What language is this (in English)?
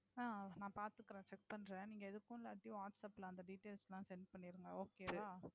Tamil